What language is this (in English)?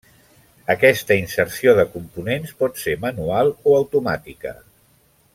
Catalan